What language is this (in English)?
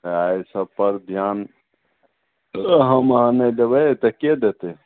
Maithili